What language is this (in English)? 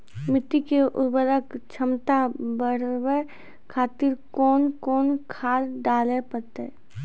Maithili